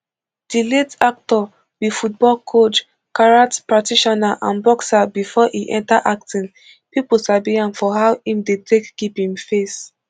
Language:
Nigerian Pidgin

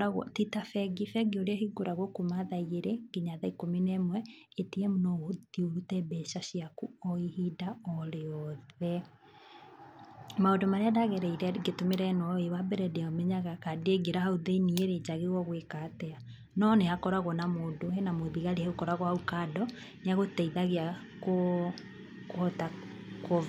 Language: Kikuyu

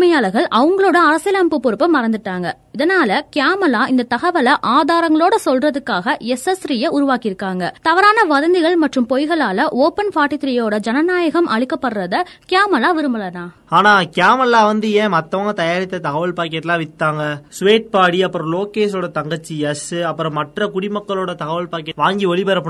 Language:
Tamil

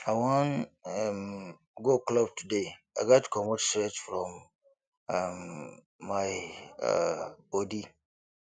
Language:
Nigerian Pidgin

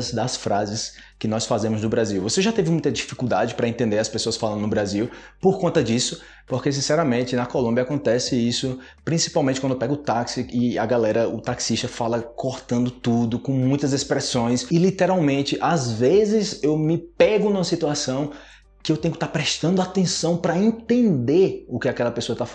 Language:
Portuguese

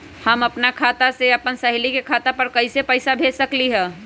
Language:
Magahi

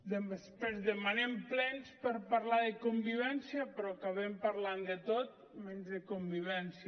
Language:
Catalan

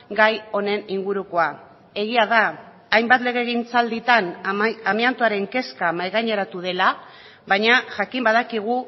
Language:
Basque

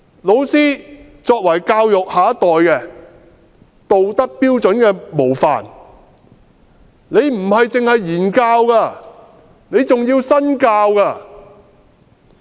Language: Cantonese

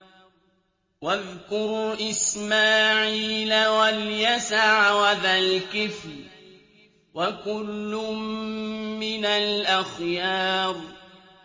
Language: Arabic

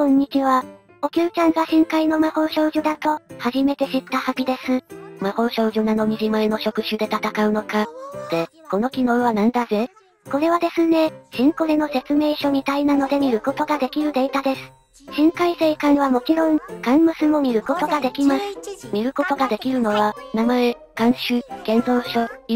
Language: Japanese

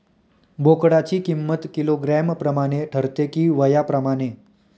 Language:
Marathi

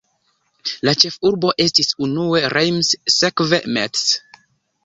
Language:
Esperanto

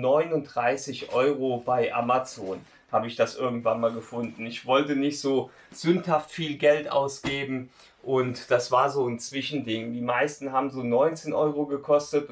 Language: German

